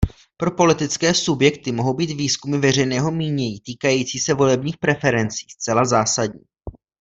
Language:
Czech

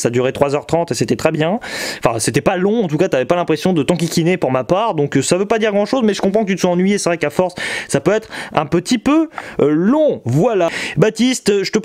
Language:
French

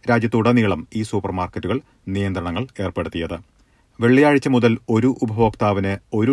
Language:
Malayalam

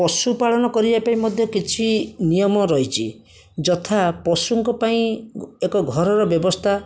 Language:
Odia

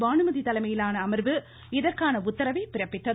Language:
Tamil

